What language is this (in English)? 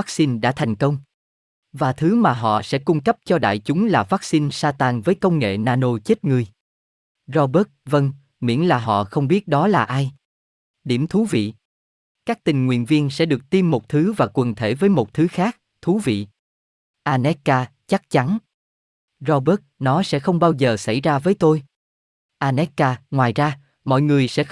Vietnamese